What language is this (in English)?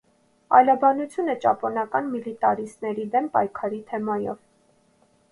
Armenian